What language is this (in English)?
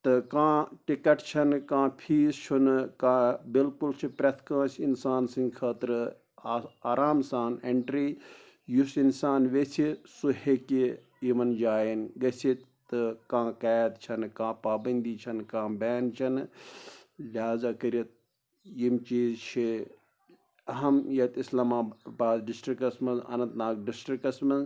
Kashmiri